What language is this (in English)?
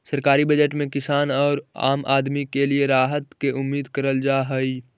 Magahi